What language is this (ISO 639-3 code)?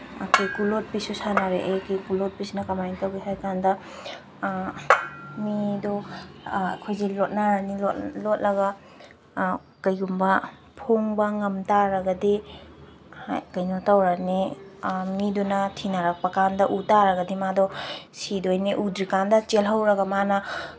mni